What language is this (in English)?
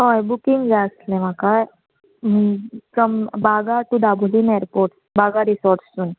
Konkani